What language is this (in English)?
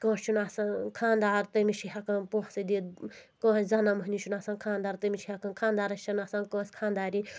Kashmiri